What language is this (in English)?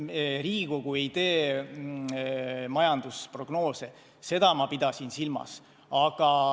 Estonian